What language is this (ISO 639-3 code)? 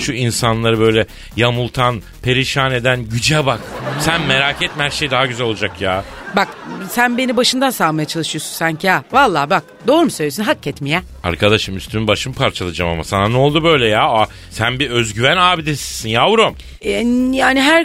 tur